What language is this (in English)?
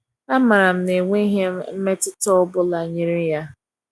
Igbo